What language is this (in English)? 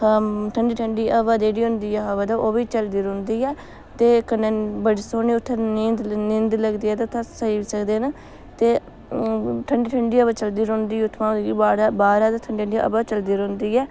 Dogri